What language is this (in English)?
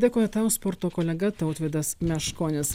Lithuanian